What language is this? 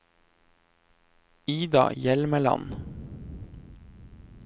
Norwegian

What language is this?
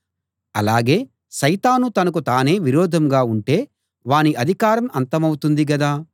Telugu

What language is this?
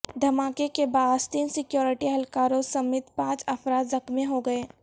Urdu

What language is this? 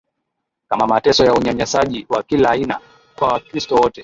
Swahili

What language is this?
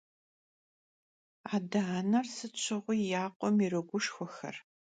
Kabardian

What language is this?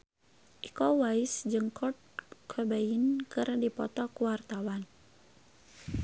Sundanese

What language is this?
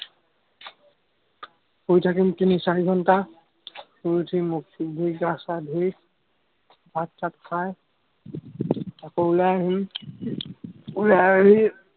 Assamese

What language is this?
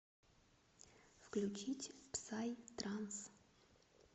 Russian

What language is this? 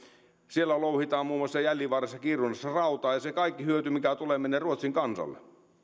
Finnish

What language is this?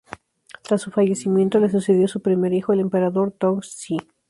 Spanish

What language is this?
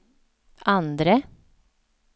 Swedish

